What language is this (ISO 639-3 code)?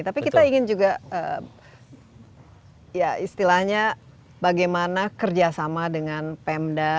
ind